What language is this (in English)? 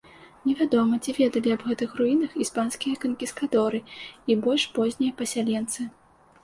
Belarusian